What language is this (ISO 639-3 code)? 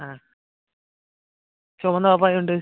mal